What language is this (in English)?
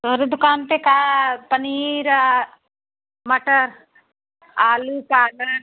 Hindi